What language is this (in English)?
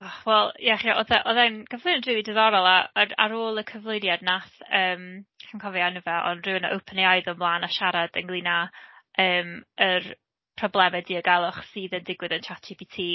Welsh